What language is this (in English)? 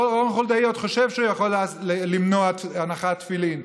Hebrew